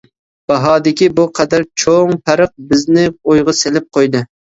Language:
Uyghur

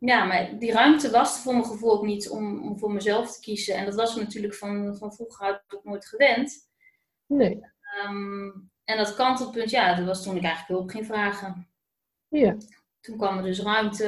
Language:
Dutch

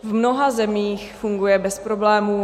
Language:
Czech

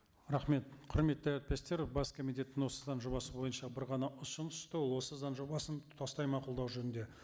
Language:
Kazakh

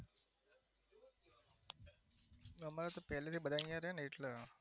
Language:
Gujarati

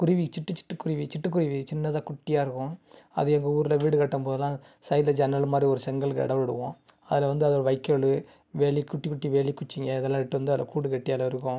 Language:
Tamil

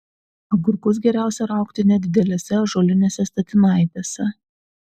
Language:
Lithuanian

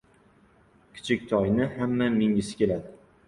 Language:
Uzbek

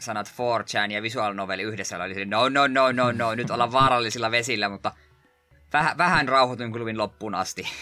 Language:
Finnish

